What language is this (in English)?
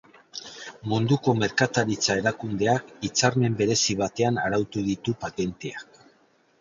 Basque